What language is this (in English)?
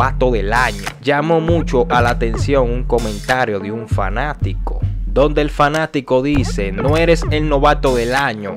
Spanish